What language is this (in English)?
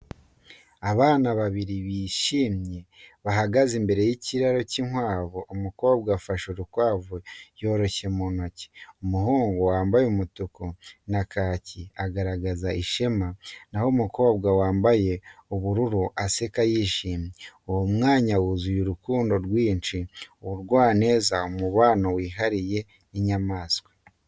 Kinyarwanda